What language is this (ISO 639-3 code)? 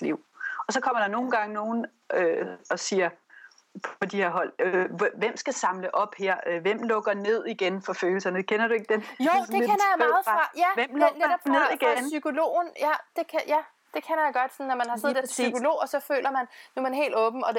dan